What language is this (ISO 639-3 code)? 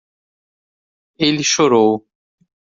por